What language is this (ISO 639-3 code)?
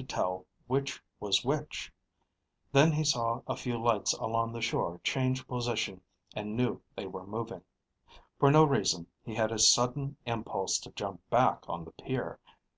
eng